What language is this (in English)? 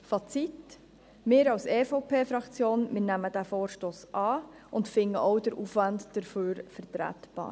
Swiss German